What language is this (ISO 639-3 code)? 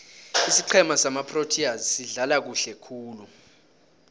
nbl